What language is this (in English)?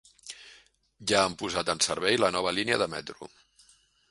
Catalan